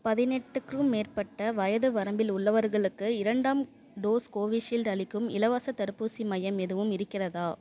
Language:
Tamil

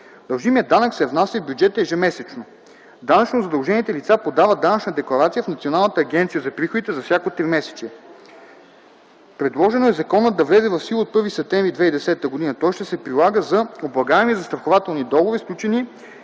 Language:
Bulgarian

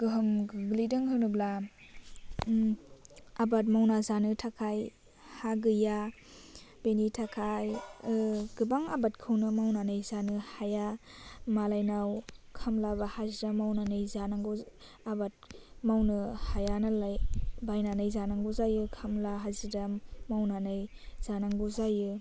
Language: Bodo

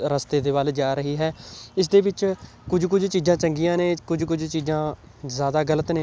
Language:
Punjabi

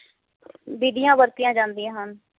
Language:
Punjabi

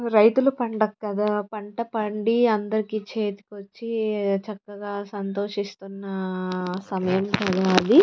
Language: Telugu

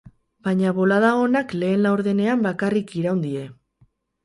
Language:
Basque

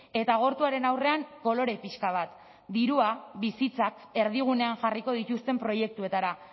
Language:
Basque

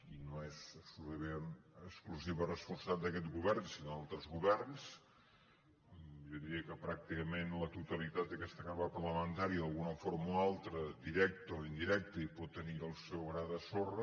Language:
Catalan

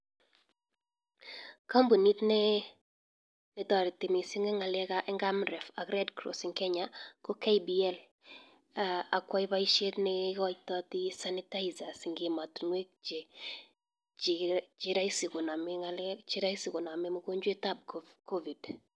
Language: Kalenjin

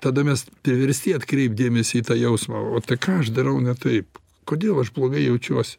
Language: Lithuanian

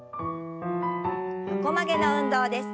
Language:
Japanese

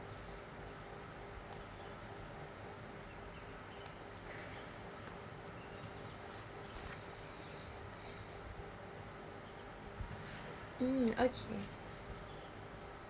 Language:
English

